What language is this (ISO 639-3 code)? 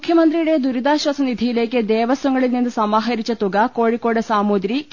mal